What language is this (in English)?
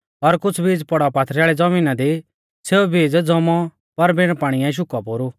Mahasu Pahari